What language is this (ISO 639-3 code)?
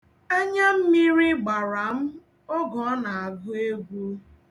ibo